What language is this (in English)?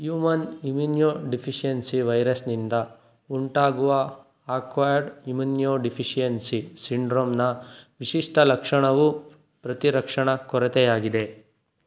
Kannada